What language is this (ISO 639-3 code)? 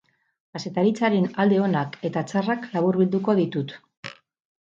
eus